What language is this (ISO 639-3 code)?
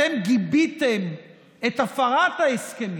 heb